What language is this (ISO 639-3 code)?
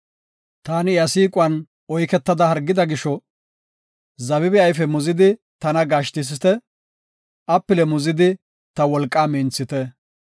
gof